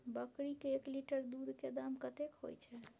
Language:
Maithili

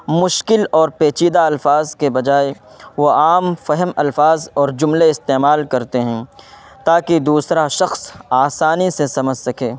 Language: Urdu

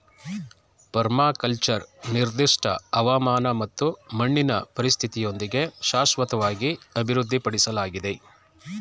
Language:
Kannada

